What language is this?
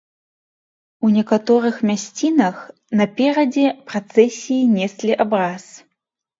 Belarusian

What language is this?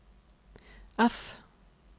Norwegian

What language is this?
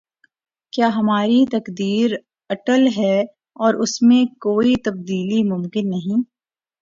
Urdu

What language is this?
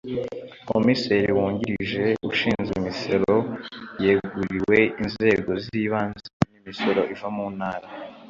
Kinyarwanda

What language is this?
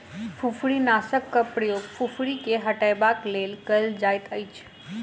Maithili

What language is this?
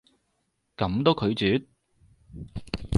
Cantonese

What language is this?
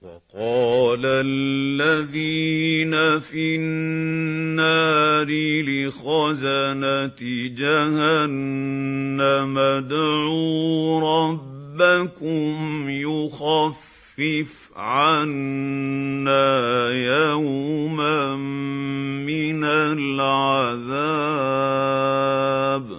Arabic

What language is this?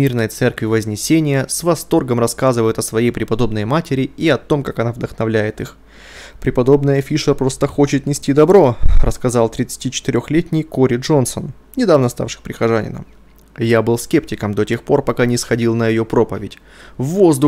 Russian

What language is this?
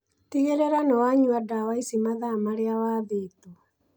Kikuyu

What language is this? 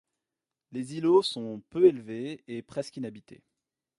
French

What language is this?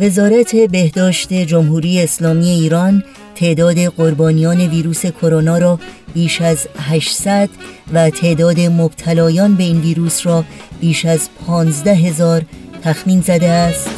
Persian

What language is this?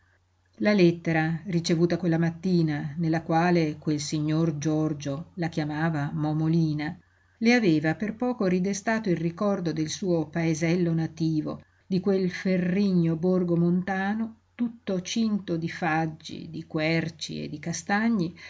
Italian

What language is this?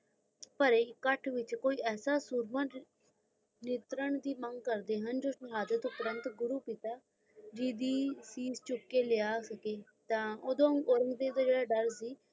Punjabi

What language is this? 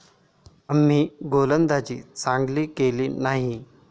Marathi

